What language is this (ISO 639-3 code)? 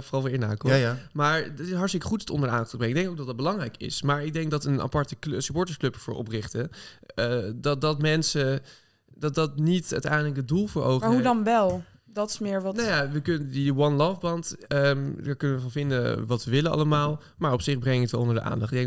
nld